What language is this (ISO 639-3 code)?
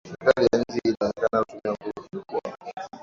swa